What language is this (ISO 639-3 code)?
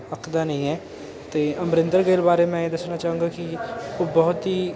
pan